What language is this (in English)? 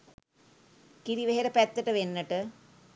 Sinhala